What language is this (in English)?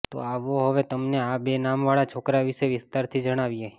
Gujarati